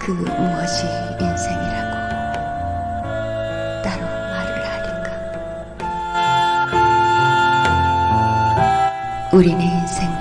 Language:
Korean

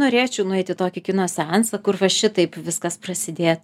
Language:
Lithuanian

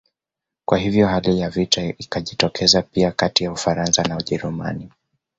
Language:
Swahili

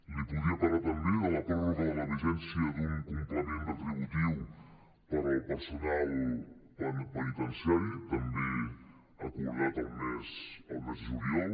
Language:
Catalan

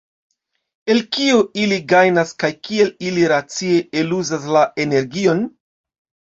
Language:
Esperanto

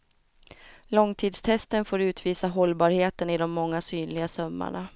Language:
Swedish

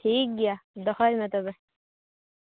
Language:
Santali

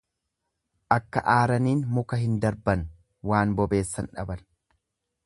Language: Oromo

